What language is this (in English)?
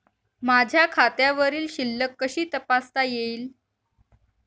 Marathi